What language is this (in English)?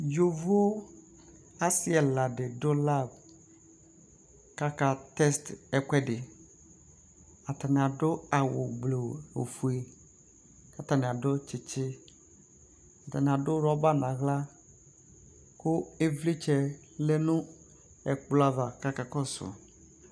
Ikposo